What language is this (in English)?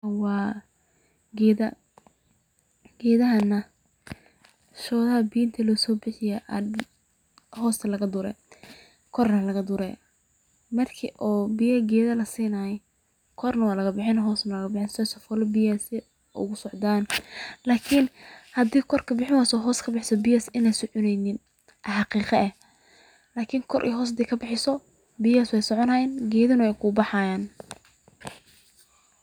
Somali